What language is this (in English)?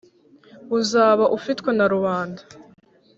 Kinyarwanda